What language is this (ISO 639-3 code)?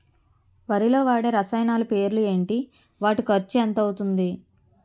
tel